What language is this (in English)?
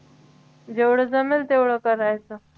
Marathi